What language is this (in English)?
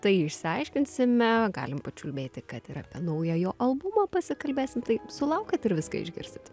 Lithuanian